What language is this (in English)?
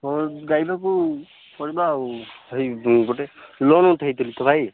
Odia